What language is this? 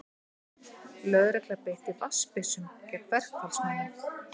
Icelandic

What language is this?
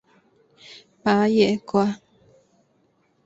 Chinese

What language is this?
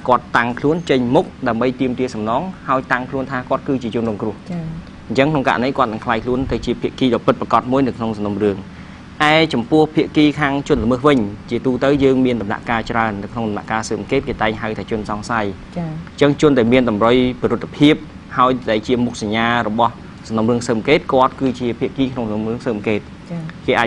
Vietnamese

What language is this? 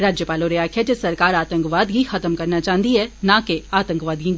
Dogri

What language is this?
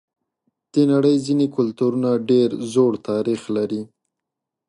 Pashto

